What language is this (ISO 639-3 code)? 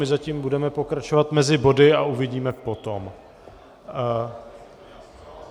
ces